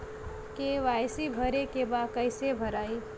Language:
Bhojpuri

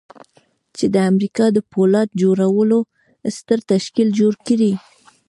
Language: Pashto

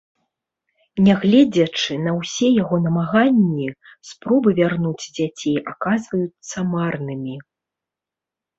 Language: Belarusian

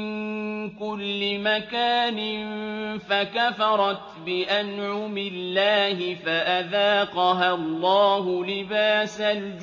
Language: Arabic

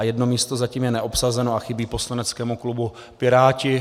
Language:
Czech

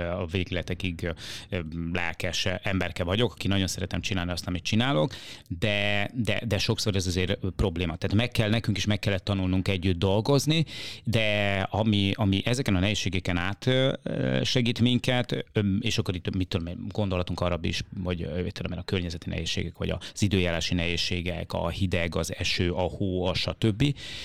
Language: Hungarian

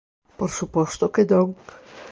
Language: Galician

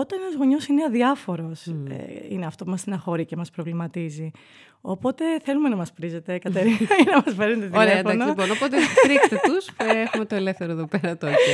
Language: Greek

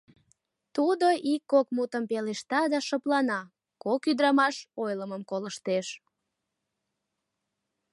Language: Mari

